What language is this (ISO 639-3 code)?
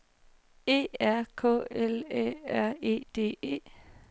dan